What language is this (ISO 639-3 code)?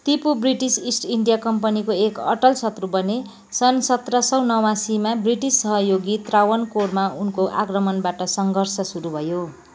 nep